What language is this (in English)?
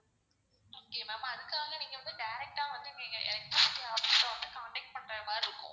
Tamil